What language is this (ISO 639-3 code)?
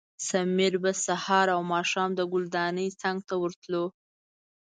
pus